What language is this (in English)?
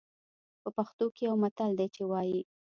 Pashto